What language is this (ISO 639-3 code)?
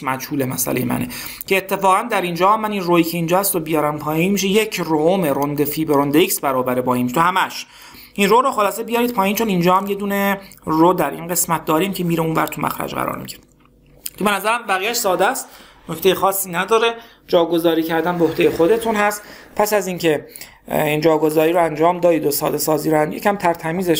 fas